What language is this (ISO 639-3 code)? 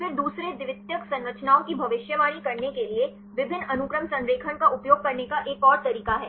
hin